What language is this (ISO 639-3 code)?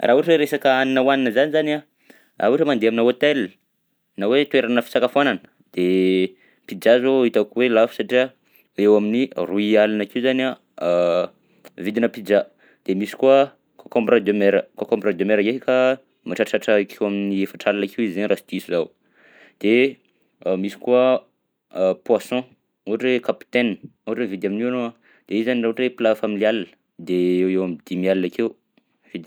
bzc